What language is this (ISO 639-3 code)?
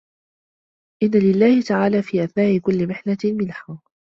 ara